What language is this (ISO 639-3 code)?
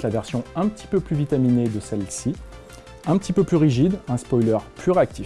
fra